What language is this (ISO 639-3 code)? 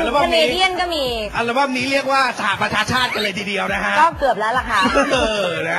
tha